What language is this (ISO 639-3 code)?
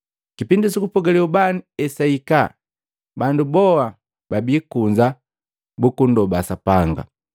mgv